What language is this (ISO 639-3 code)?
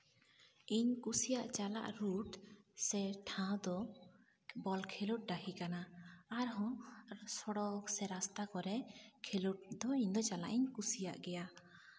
sat